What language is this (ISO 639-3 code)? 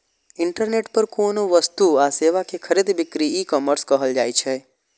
mai